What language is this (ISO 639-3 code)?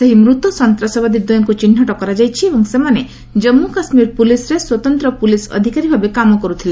ori